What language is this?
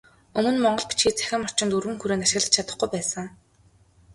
Mongolian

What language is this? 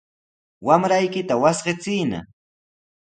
Sihuas Ancash Quechua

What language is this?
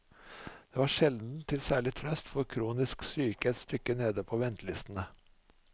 Norwegian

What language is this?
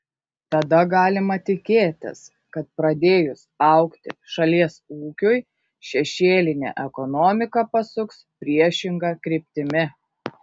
Lithuanian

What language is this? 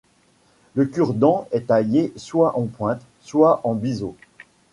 French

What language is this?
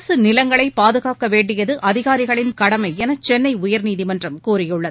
Tamil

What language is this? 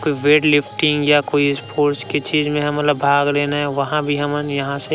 Chhattisgarhi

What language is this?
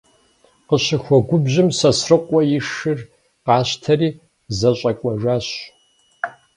Kabardian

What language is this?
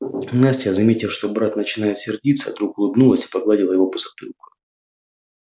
Russian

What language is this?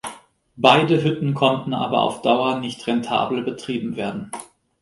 German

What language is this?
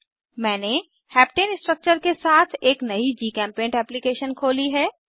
Hindi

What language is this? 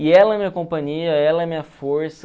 Portuguese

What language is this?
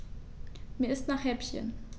German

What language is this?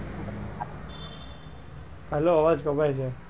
Gujarati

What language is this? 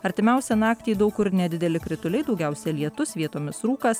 Lithuanian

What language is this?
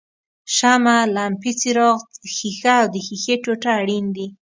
Pashto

